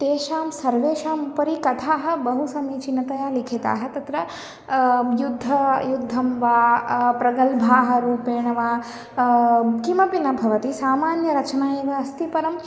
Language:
Sanskrit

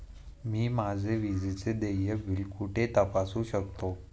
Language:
Marathi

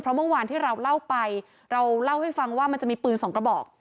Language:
Thai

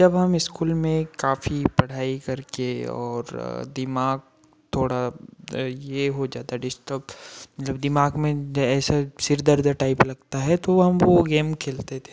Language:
Hindi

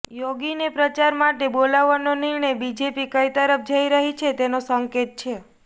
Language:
Gujarati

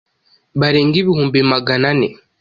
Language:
Kinyarwanda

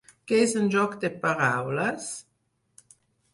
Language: Catalan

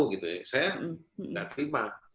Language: Indonesian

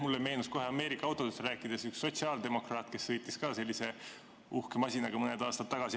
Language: Estonian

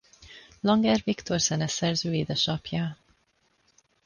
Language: Hungarian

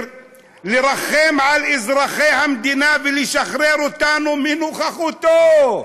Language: Hebrew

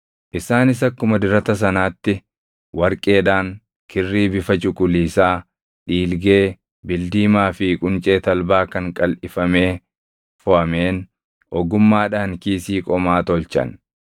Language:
Oromo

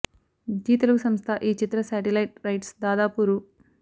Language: Telugu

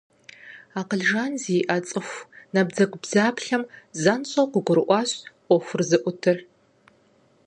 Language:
Kabardian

